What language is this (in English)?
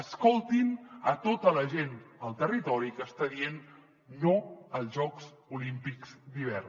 Catalan